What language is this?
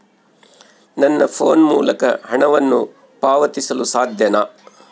Kannada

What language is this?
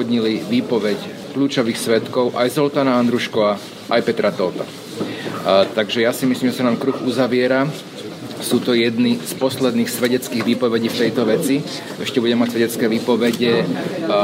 Slovak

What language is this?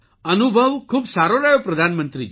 Gujarati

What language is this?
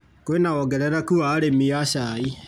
Kikuyu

